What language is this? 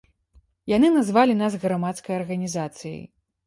Belarusian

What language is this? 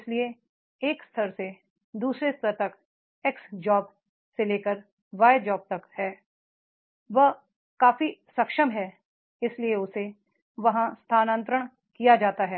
Hindi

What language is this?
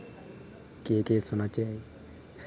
Dogri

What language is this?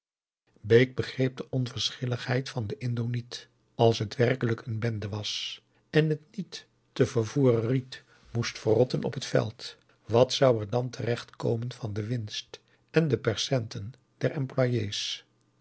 Dutch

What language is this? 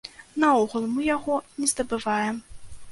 Belarusian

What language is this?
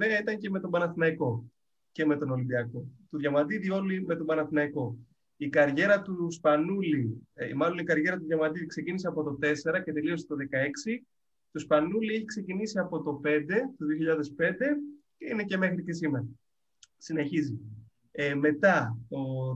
Greek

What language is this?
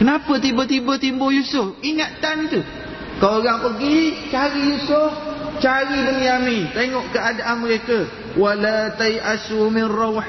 Malay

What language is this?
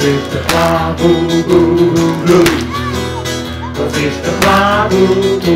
Romanian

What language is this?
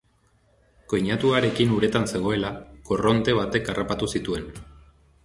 Basque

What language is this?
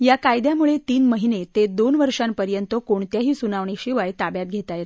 Marathi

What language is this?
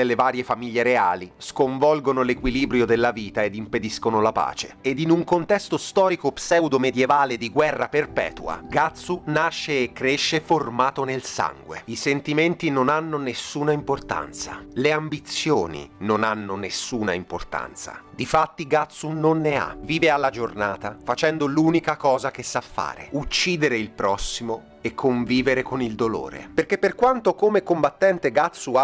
Italian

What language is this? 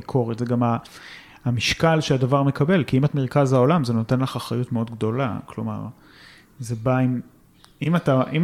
Hebrew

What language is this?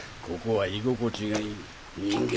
Japanese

